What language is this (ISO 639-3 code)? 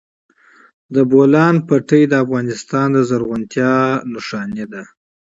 pus